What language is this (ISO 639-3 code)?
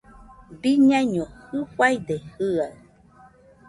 hux